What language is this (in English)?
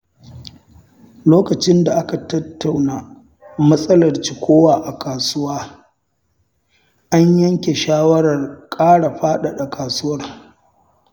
Hausa